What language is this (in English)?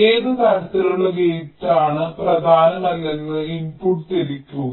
Malayalam